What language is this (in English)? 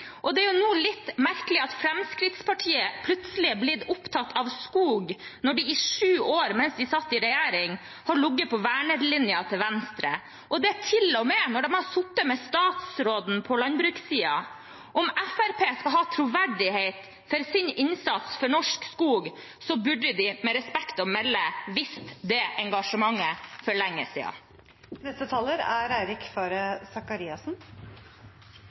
Norwegian